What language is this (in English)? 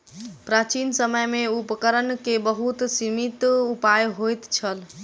Maithili